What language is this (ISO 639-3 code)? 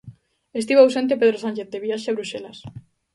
glg